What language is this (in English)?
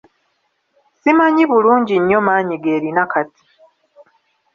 Ganda